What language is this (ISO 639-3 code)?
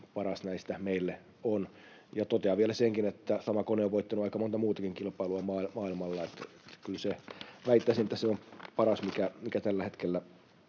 fin